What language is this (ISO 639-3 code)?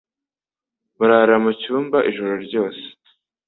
kin